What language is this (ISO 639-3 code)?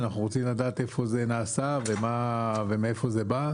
heb